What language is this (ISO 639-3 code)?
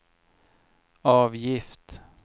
swe